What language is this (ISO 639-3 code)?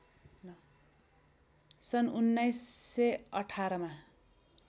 nep